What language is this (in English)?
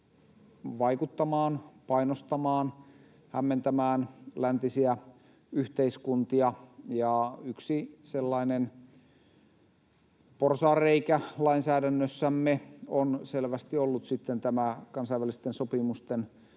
Finnish